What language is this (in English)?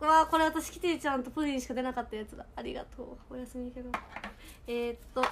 Japanese